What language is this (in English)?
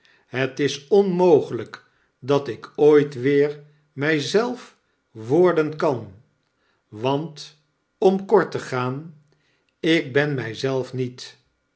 Dutch